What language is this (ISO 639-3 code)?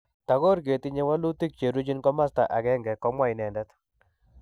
kln